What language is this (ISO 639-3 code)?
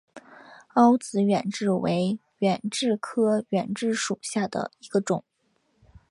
zho